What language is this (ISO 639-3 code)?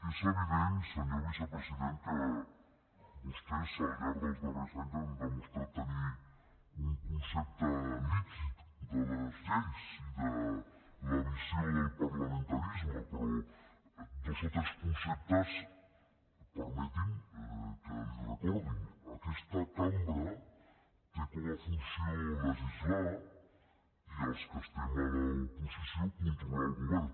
cat